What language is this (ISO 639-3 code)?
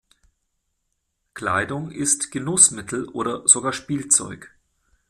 deu